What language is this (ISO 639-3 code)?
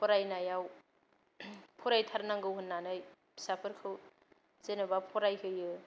brx